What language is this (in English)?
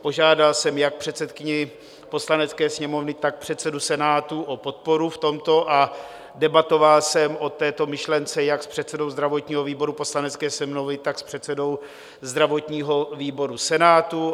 Czech